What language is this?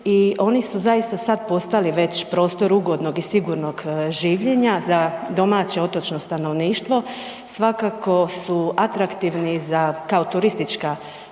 Croatian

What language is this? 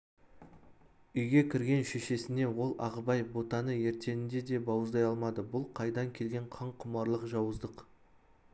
Kazakh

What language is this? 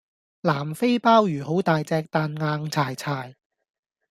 Cantonese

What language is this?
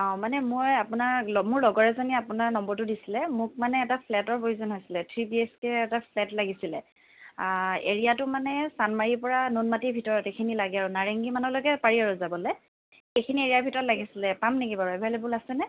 Assamese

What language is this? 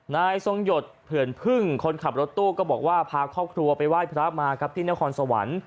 Thai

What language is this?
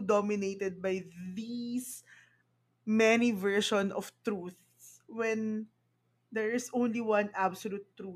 Filipino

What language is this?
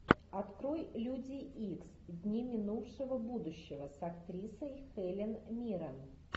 Russian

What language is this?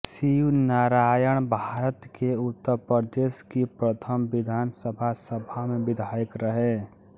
Hindi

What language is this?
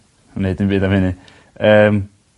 Welsh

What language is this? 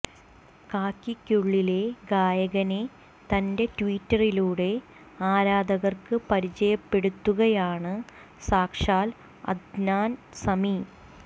Malayalam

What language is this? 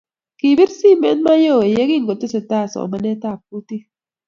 Kalenjin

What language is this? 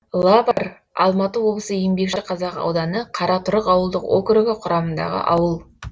Kazakh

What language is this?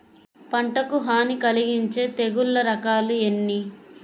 Telugu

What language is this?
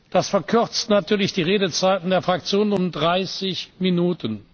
German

